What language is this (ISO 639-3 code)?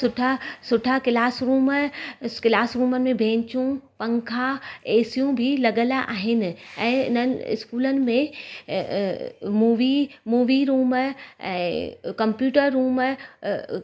snd